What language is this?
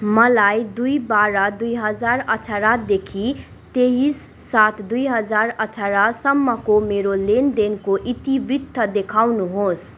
Nepali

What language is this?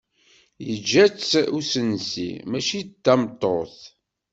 Kabyle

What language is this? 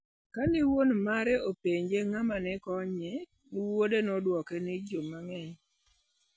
Luo (Kenya and Tanzania)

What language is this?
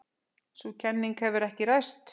Icelandic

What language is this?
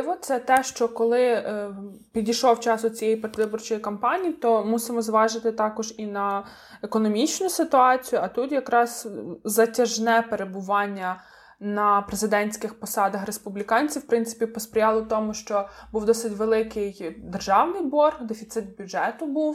Ukrainian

